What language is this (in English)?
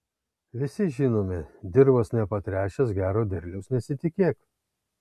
Lithuanian